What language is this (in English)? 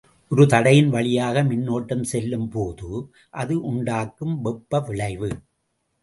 Tamil